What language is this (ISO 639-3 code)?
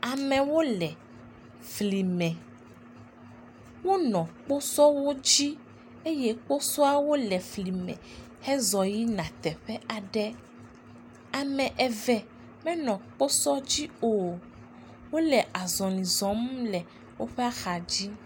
ewe